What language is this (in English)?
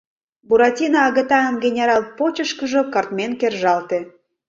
Mari